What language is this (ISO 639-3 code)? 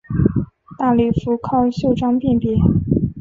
zho